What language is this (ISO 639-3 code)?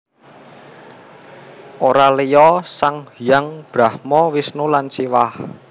jav